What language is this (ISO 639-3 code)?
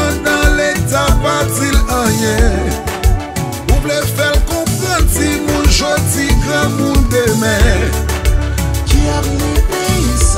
ron